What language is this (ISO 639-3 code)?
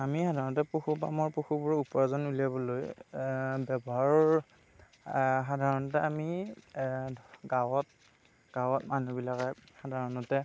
asm